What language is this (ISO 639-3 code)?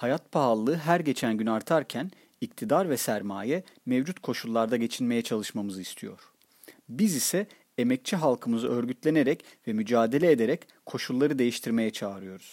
tur